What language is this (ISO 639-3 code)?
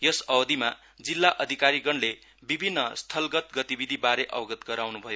nep